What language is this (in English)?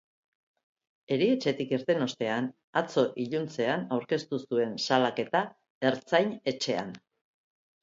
Basque